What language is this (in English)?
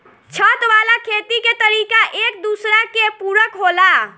Bhojpuri